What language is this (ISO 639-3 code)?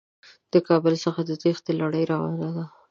pus